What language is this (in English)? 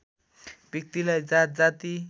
Nepali